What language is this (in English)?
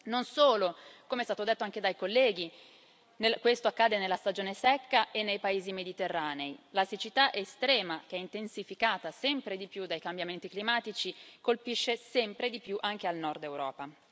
Italian